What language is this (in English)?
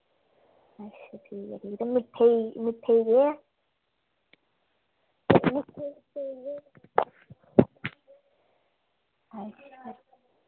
Dogri